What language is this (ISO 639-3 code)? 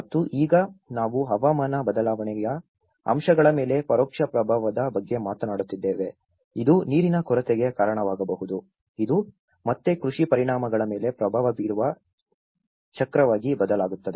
kan